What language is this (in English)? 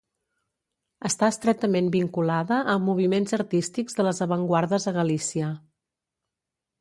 Catalan